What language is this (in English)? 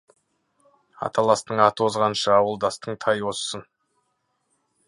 Kazakh